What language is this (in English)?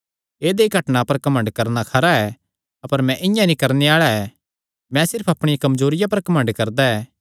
Kangri